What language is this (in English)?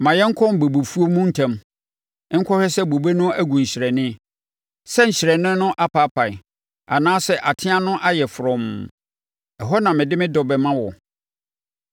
Akan